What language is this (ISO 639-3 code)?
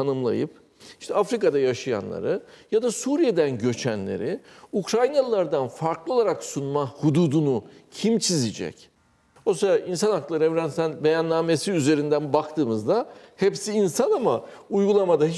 tur